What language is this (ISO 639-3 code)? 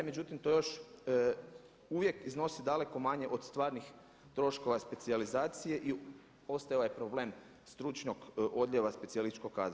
hrv